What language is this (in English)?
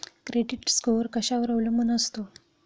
Marathi